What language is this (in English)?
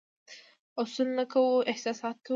Pashto